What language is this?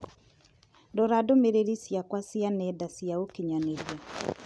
Kikuyu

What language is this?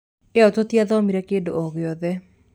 Kikuyu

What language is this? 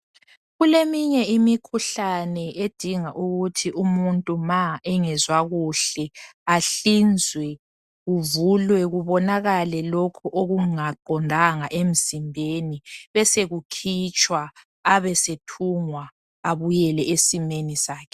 North Ndebele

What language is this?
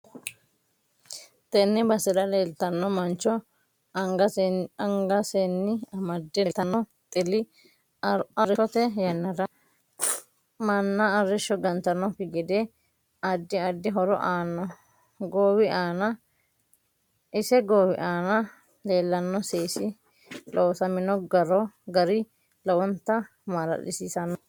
Sidamo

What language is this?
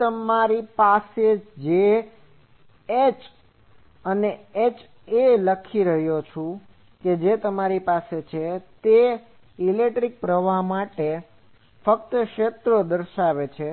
Gujarati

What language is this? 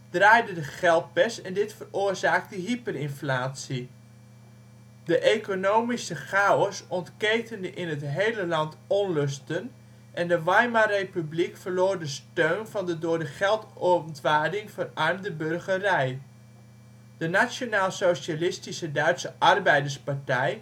Dutch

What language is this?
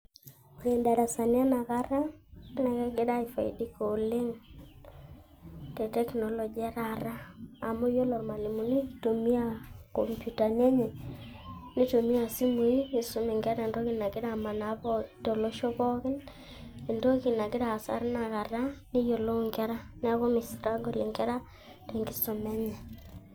Masai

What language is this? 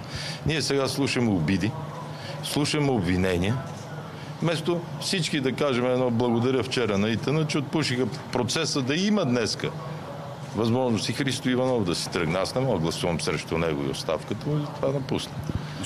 Bulgarian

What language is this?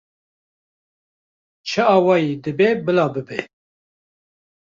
Kurdish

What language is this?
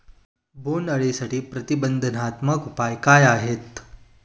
Marathi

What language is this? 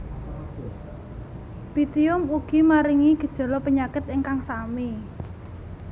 Javanese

